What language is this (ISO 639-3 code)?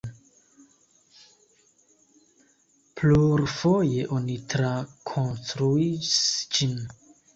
epo